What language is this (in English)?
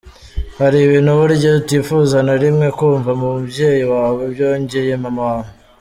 Kinyarwanda